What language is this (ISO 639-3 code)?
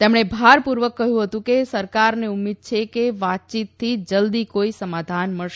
guj